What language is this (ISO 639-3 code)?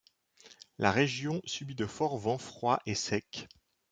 fra